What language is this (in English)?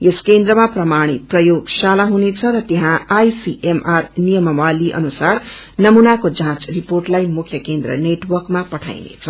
Nepali